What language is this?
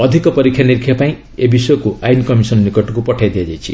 Odia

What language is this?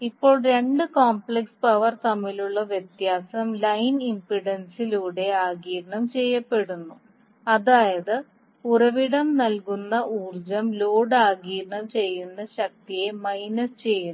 Malayalam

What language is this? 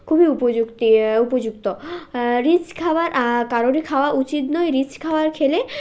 Bangla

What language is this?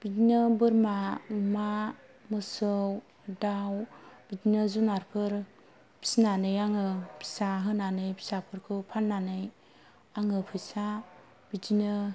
Bodo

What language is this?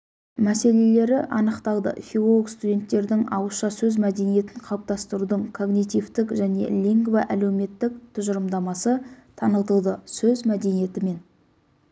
Kazakh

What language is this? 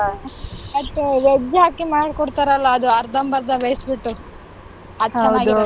Kannada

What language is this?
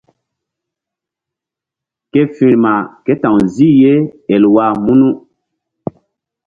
Mbum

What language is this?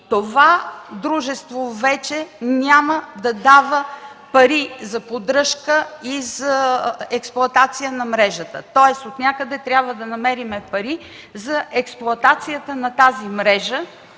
Bulgarian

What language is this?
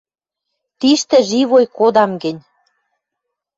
Western Mari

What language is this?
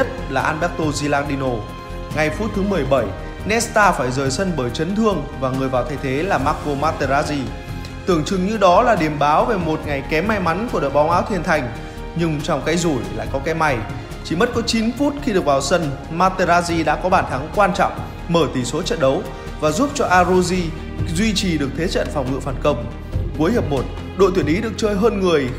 Vietnamese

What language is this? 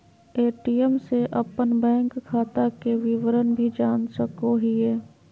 Magahi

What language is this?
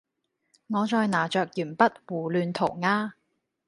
Cantonese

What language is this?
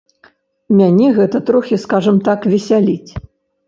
Belarusian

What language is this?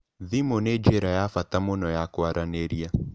Kikuyu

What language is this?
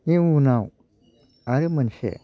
Bodo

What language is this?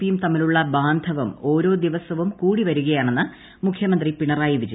Malayalam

